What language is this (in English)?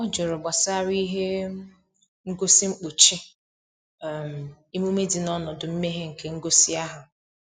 Igbo